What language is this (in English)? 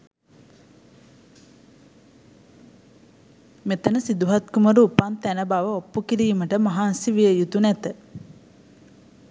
Sinhala